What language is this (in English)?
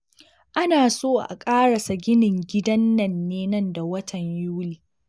Hausa